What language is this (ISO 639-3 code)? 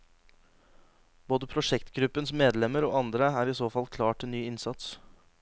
nor